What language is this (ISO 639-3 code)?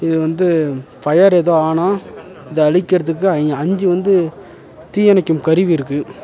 tam